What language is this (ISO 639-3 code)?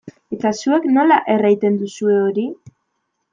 eus